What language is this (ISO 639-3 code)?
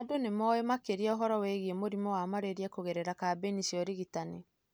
kik